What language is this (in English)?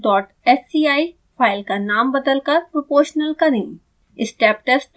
Hindi